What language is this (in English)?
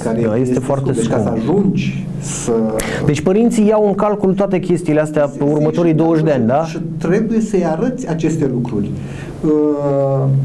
Romanian